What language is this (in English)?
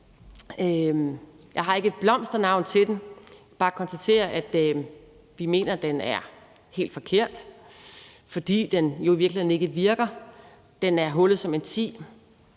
Danish